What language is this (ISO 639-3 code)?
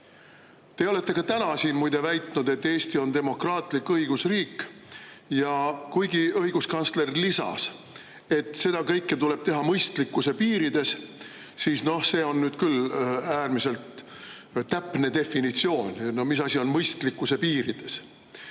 est